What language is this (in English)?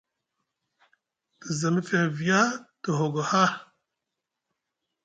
Musgu